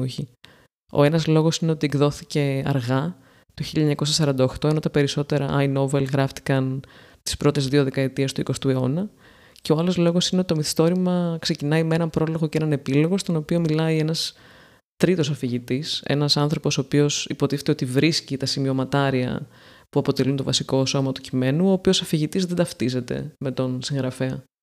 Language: Greek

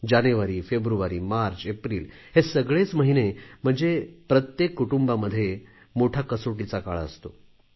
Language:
Marathi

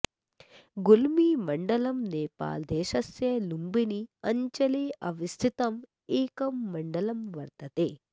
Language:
Sanskrit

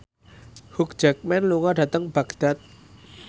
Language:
Javanese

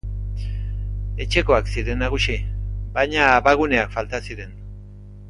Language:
Basque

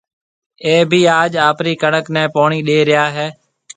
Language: Marwari (Pakistan)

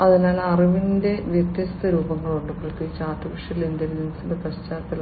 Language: Malayalam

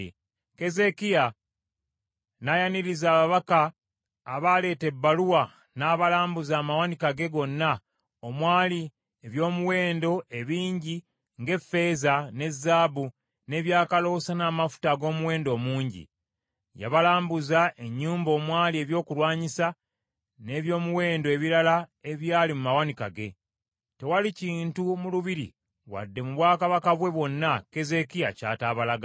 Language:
Ganda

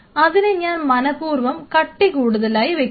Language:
Malayalam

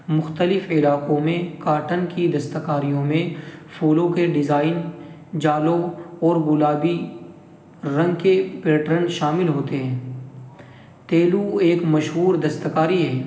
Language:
Urdu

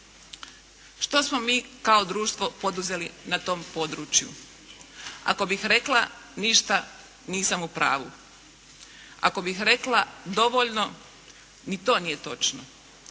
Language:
Croatian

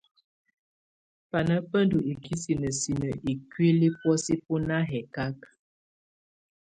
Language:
Tunen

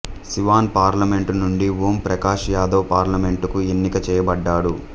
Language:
Telugu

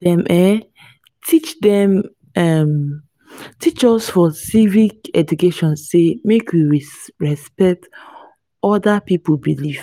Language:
Nigerian Pidgin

